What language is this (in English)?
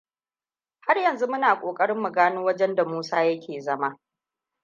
Hausa